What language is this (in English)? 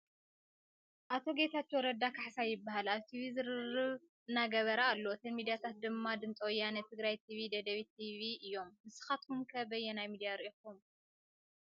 Tigrinya